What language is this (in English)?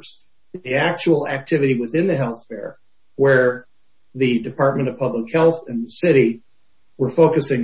English